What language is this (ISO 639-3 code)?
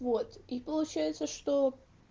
rus